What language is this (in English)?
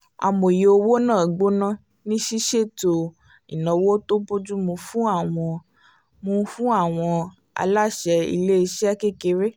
Yoruba